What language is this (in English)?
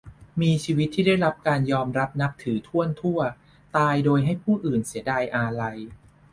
Thai